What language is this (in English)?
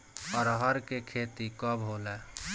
Bhojpuri